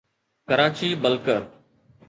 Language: Sindhi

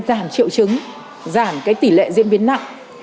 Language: Vietnamese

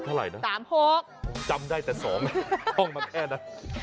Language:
Thai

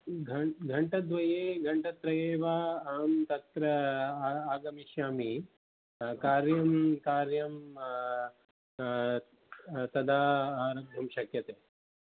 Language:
Sanskrit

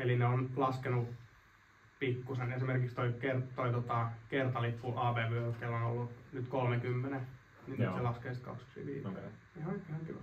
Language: Finnish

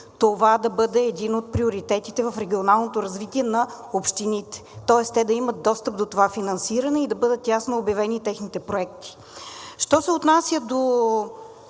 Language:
Bulgarian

